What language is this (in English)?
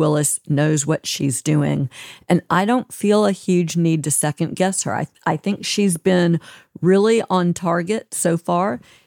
English